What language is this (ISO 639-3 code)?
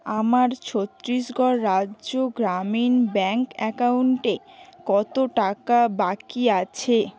ben